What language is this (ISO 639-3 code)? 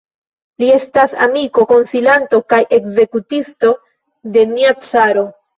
epo